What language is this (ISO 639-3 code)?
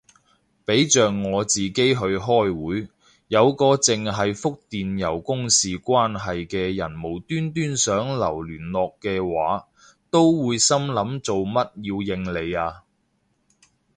yue